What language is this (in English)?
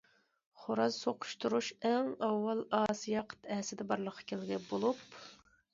Uyghur